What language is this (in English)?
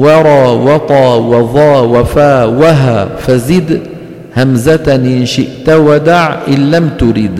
Arabic